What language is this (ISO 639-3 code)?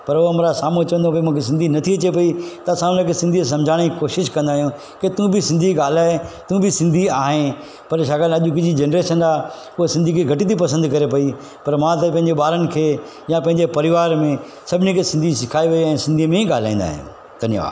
snd